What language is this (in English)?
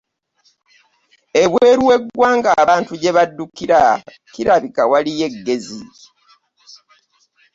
Ganda